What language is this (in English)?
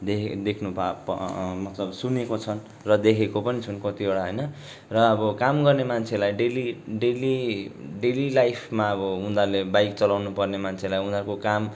Nepali